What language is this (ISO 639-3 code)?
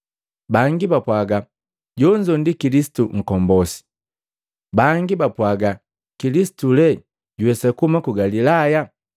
mgv